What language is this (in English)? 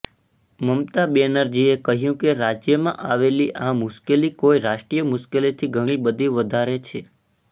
Gujarati